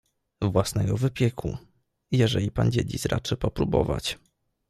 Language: Polish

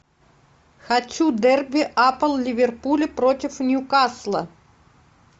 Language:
Russian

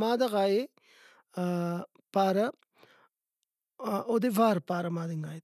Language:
Brahui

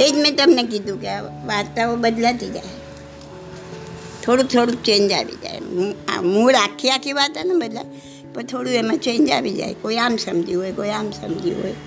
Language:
Gujarati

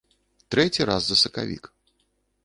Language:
Belarusian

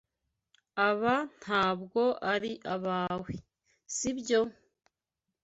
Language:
Kinyarwanda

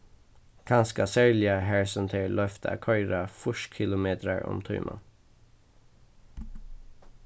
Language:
Faroese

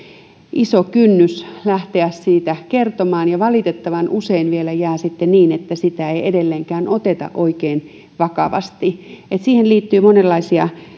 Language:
Finnish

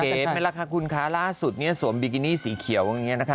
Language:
Thai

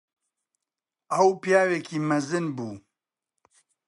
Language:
Central Kurdish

